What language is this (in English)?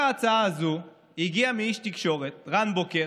Hebrew